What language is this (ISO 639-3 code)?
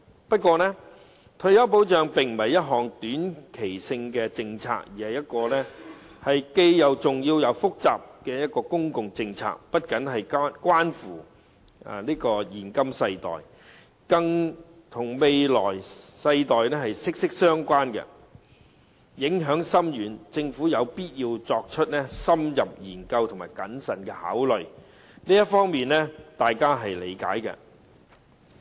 yue